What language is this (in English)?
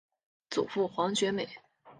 Chinese